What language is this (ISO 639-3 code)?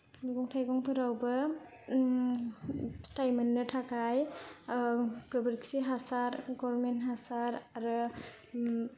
brx